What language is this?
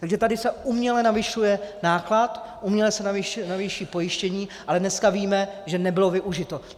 Czech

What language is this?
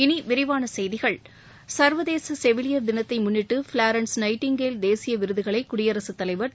Tamil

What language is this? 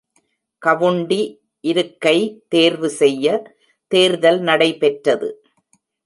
Tamil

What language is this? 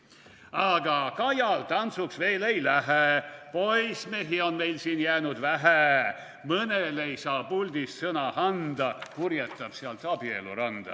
Estonian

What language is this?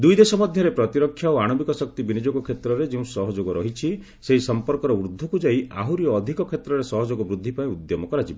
Odia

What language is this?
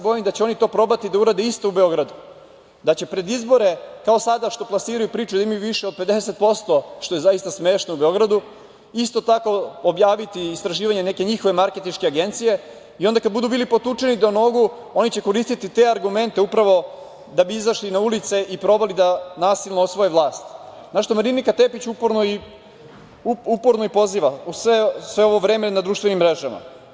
Serbian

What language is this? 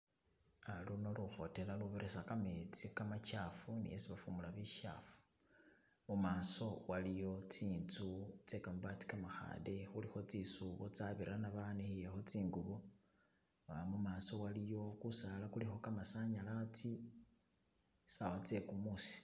Masaaba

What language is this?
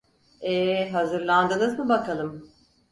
Turkish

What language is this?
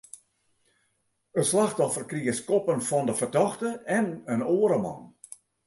Western Frisian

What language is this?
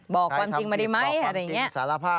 Thai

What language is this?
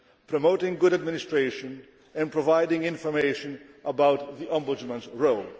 English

